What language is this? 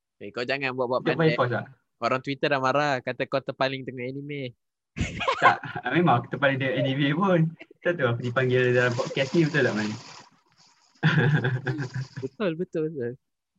Malay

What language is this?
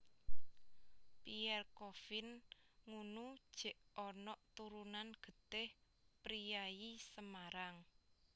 Javanese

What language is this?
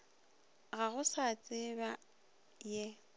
Northern Sotho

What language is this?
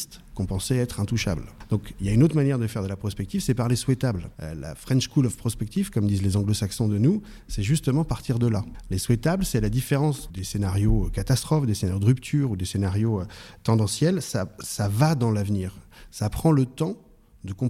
French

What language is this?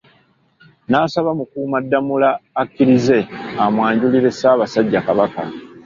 Ganda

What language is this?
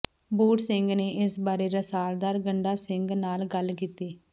Punjabi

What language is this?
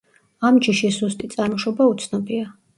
Georgian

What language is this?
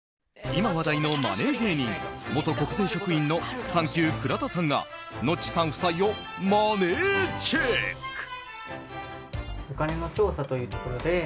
Japanese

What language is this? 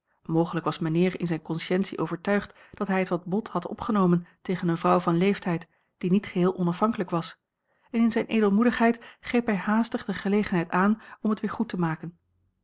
Dutch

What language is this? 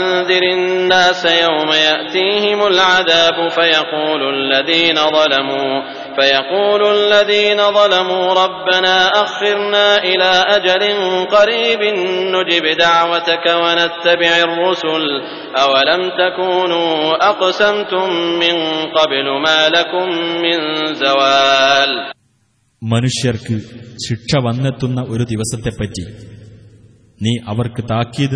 Arabic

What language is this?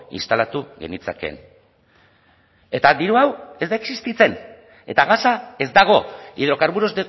Basque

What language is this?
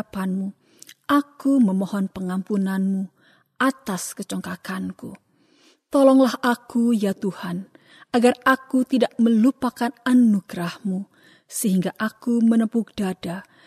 Indonesian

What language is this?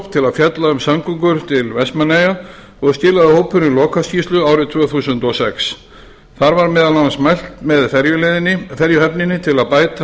Icelandic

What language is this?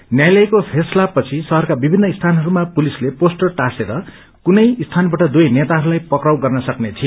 Nepali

